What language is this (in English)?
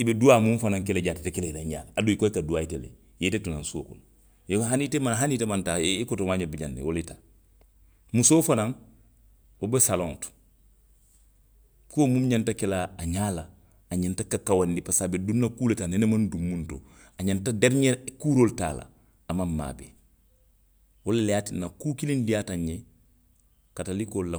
Western Maninkakan